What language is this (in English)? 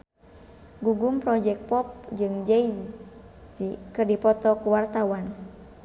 Sundanese